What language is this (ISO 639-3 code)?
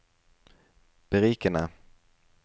nor